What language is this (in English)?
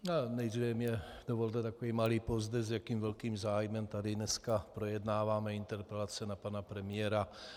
Czech